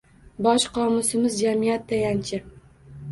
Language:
Uzbek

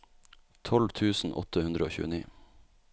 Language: Norwegian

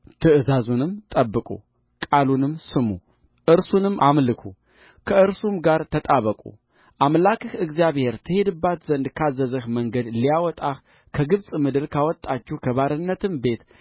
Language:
Amharic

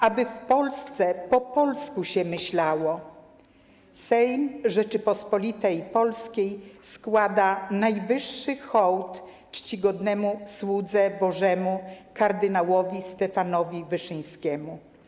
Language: Polish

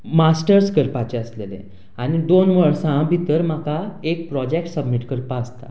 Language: Konkani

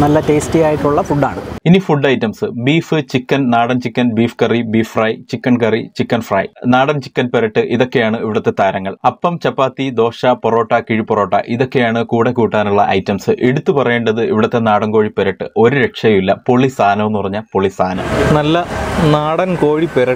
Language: Thai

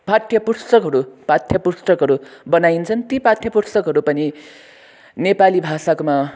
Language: Nepali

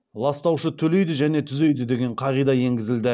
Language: Kazakh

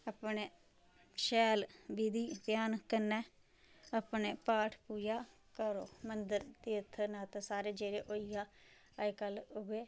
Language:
Dogri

